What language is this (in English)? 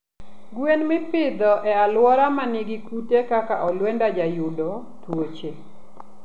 Luo (Kenya and Tanzania)